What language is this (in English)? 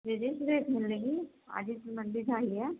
Urdu